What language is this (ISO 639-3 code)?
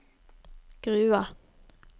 nor